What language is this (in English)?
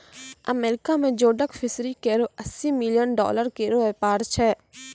Maithili